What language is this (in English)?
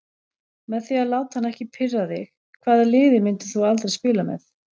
Icelandic